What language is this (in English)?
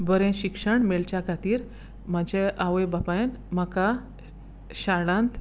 Konkani